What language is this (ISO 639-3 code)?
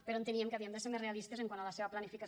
cat